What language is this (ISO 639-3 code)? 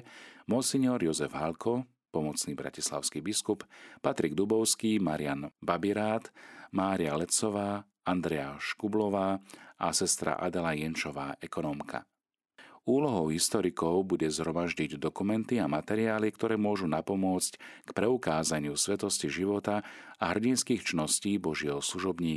slk